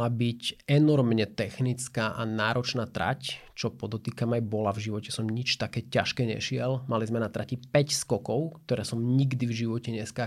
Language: Slovak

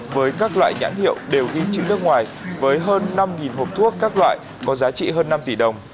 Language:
Vietnamese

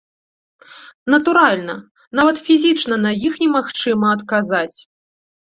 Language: Belarusian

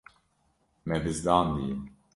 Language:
Kurdish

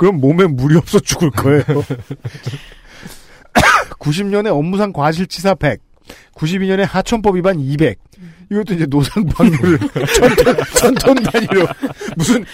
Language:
Korean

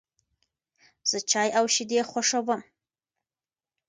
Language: Pashto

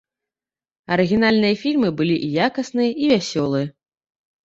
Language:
Belarusian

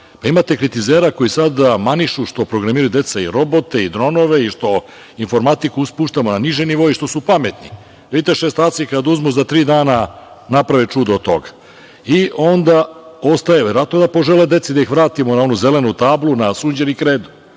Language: Serbian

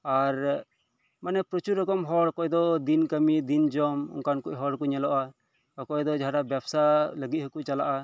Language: Santali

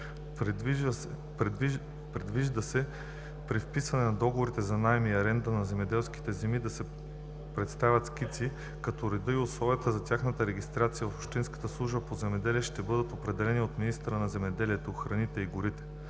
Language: Bulgarian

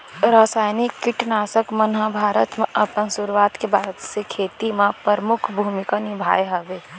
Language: Chhattisgarhi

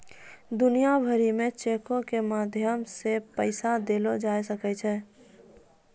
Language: Maithili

